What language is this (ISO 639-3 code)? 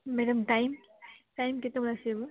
ori